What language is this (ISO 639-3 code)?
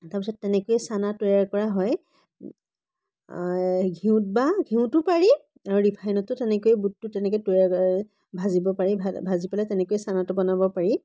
asm